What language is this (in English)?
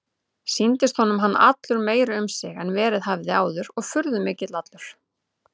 Icelandic